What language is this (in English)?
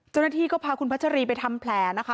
Thai